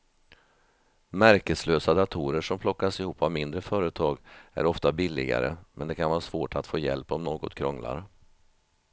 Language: Swedish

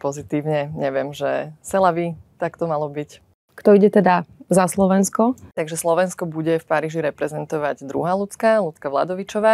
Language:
Slovak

